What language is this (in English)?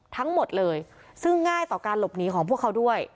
Thai